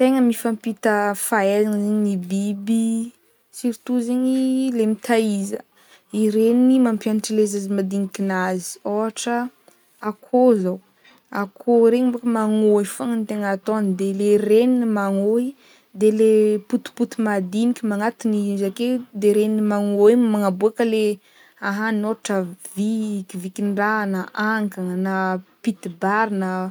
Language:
Northern Betsimisaraka Malagasy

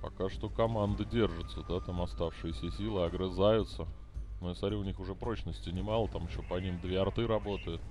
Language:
Russian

